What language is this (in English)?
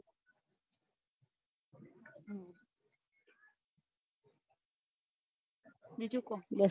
Gujarati